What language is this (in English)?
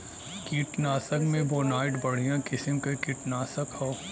Bhojpuri